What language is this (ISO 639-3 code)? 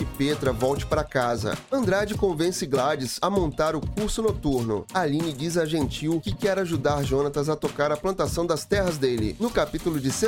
por